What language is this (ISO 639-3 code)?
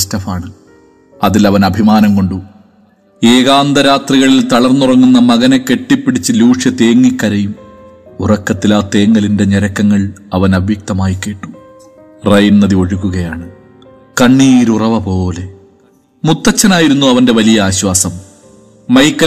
mal